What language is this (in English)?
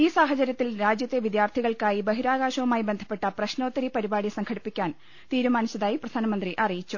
Malayalam